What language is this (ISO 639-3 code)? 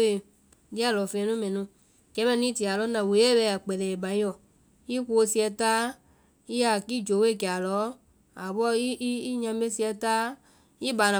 vai